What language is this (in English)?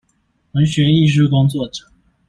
Chinese